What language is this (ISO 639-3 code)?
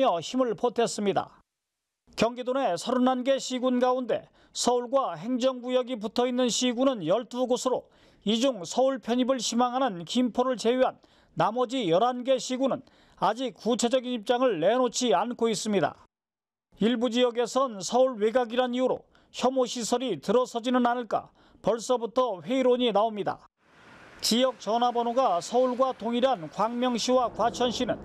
kor